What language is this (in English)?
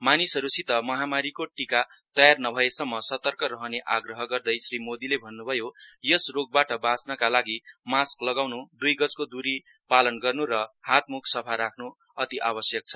Nepali